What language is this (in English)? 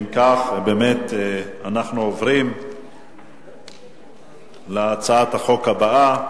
Hebrew